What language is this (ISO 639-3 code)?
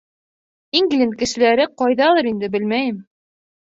bak